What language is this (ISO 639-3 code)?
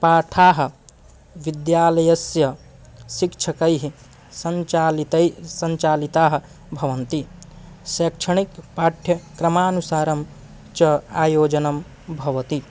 san